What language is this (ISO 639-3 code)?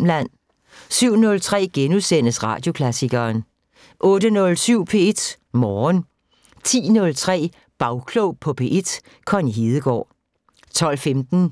dan